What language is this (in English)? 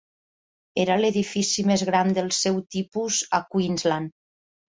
Catalan